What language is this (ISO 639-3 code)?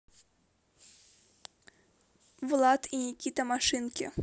rus